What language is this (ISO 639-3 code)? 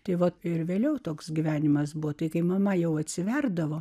lit